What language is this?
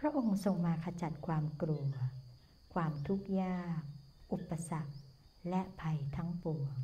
Thai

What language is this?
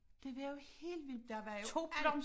Danish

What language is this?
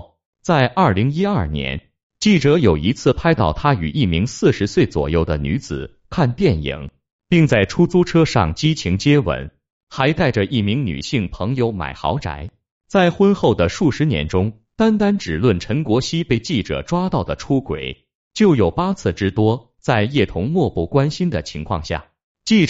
Chinese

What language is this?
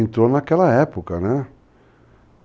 Portuguese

